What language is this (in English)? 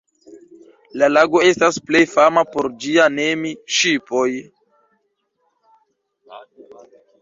Esperanto